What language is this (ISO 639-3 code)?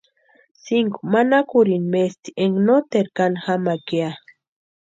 pua